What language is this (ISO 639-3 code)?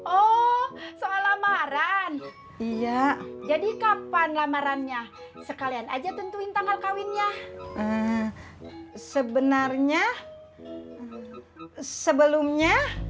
ind